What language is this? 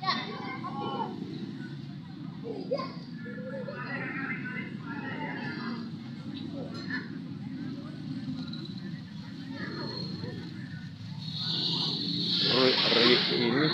Indonesian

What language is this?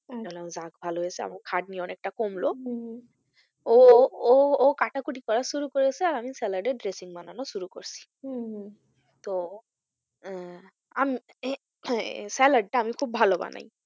Bangla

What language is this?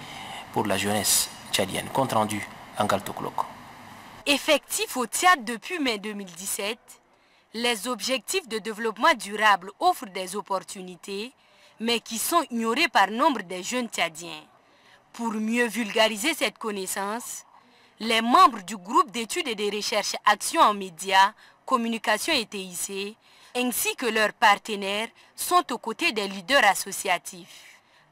French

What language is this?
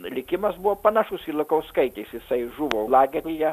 Lithuanian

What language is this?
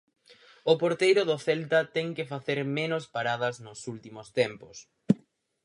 Galician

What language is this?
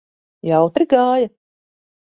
Latvian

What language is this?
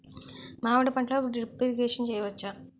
Telugu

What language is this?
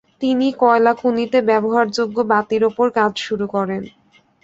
Bangla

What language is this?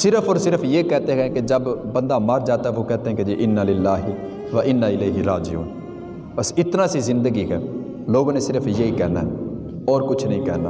Urdu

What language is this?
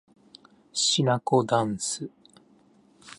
Japanese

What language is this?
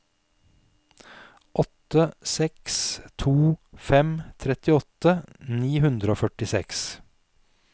Norwegian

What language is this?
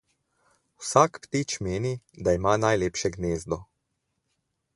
Slovenian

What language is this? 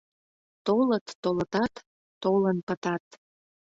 Mari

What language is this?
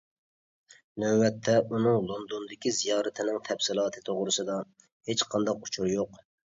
Uyghur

